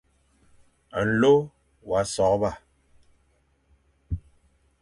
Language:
Fang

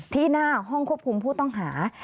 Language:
Thai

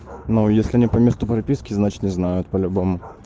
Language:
Russian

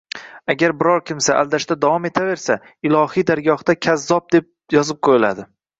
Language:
Uzbek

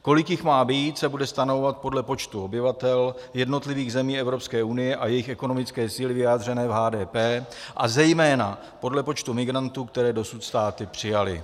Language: Czech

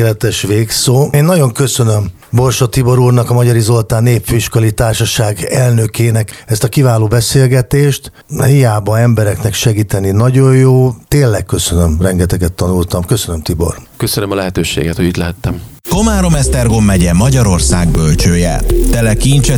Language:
Hungarian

